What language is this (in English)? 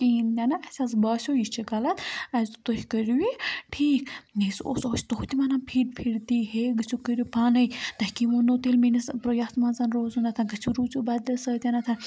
Kashmiri